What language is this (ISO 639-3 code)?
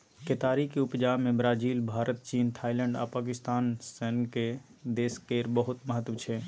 mai